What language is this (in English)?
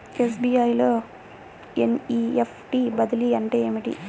Telugu